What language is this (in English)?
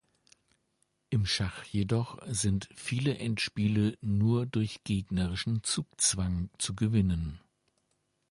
German